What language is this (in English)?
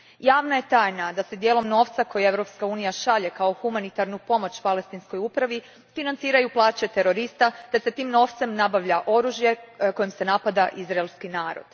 Croatian